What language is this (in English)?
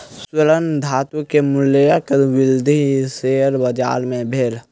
Maithili